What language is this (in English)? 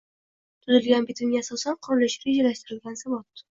Uzbek